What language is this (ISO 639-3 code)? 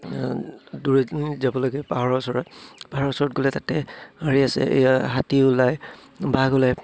asm